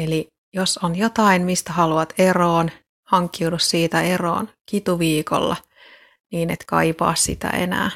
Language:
Finnish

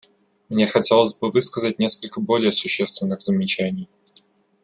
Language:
Russian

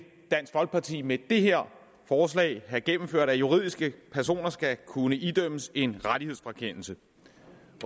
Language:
Danish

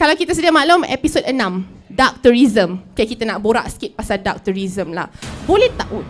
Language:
Malay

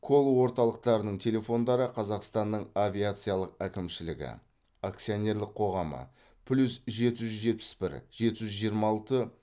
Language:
Kazakh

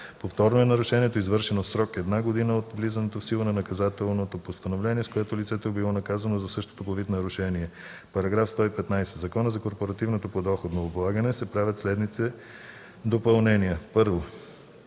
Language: Bulgarian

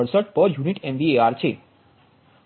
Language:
Gujarati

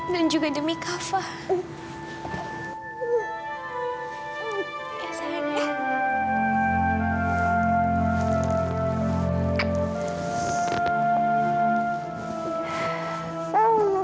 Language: Indonesian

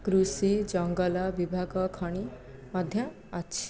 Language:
Odia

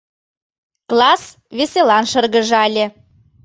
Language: Mari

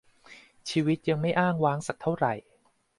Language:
Thai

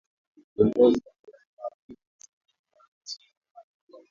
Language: Swahili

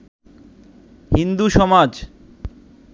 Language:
Bangla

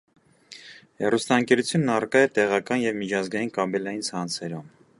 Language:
Armenian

